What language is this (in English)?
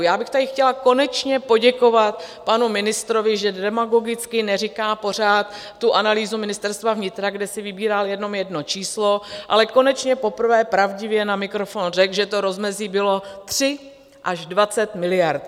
Czech